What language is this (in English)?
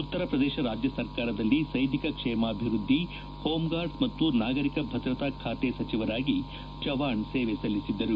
Kannada